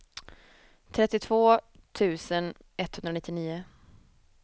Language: Swedish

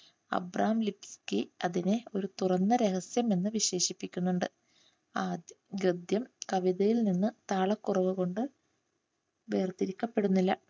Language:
Malayalam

